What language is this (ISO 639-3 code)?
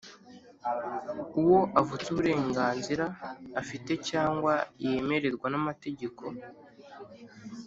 kin